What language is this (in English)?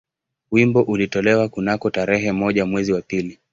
Swahili